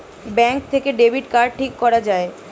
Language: Bangla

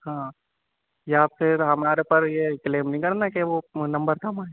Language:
Urdu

